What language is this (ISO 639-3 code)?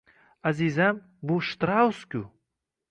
uzb